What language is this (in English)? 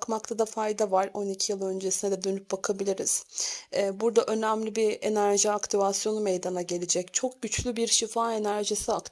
Turkish